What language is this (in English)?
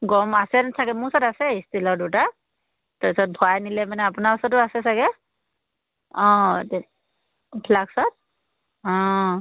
Assamese